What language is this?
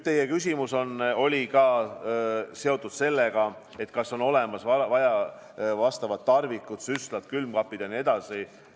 Estonian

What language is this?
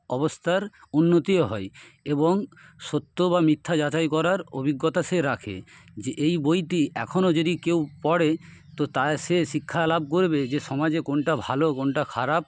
Bangla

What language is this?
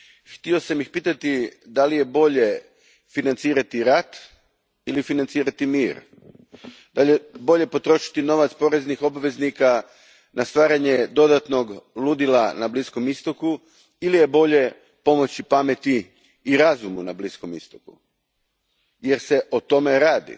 Croatian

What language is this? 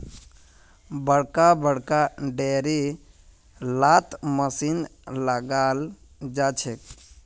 Magahi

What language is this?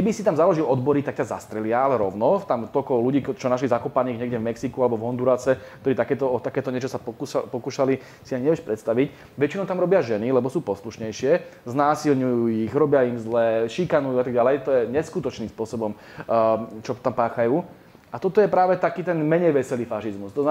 Slovak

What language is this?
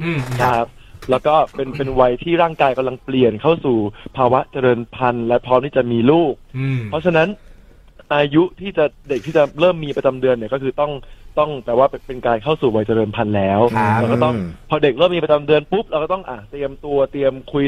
Thai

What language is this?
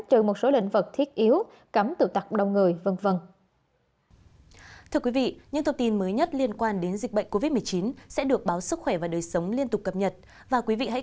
Vietnamese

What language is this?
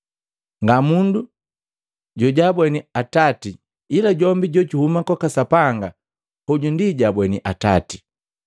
Matengo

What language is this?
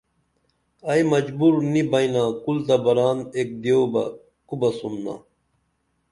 Dameli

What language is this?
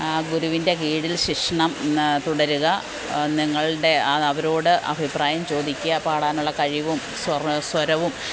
Malayalam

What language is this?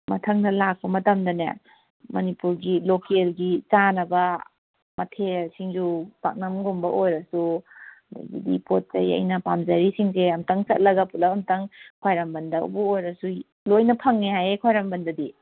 Manipuri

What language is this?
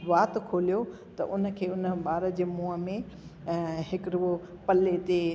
Sindhi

